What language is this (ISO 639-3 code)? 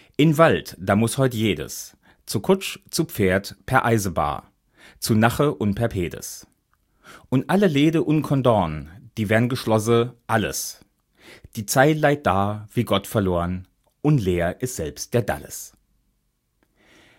deu